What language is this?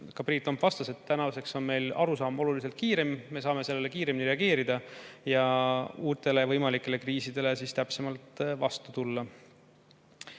Estonian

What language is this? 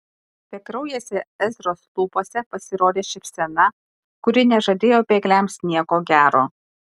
Lithuanian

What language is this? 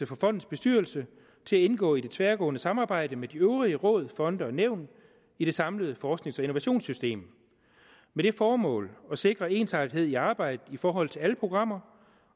Danish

